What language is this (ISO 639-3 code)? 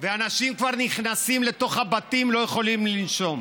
heb